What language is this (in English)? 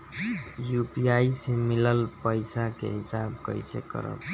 Bhojpuri